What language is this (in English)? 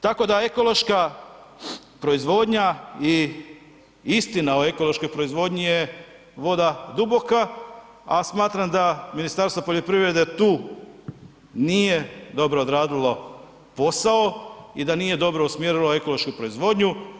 Croatian